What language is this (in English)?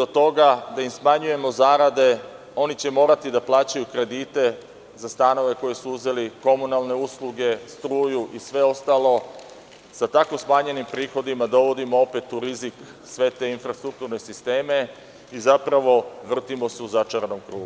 Serbian